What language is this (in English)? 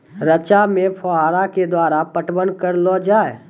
Maithili